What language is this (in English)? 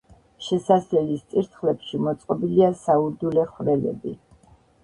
Georgian